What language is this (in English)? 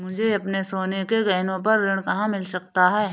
Hindi